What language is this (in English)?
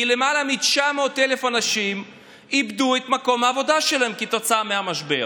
Hebrew